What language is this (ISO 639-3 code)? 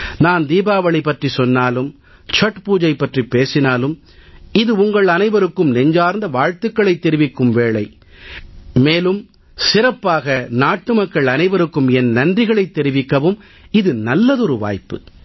tam